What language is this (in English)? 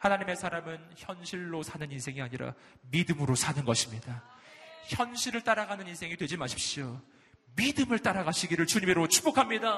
Korean